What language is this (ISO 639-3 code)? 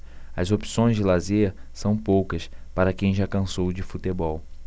por